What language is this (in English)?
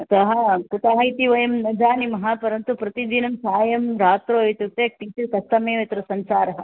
Sanskrit